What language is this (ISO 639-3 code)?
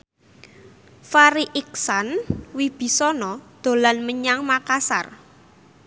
jav